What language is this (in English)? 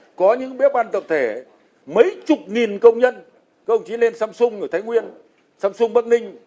Vietnamese